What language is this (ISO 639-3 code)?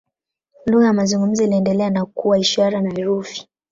swa